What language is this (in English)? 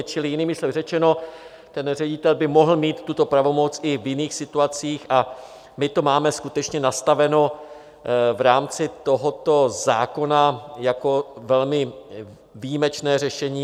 Czech